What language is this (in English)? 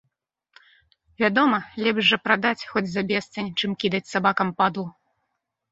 Belarusian